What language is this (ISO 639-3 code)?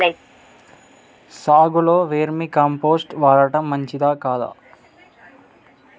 tel